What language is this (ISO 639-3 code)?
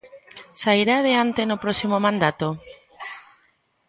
glg